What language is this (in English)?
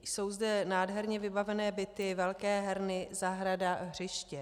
Czech